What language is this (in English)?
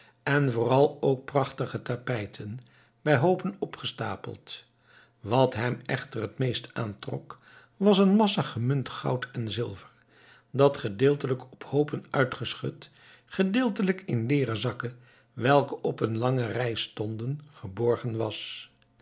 Dutch